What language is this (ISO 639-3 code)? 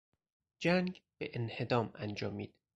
fas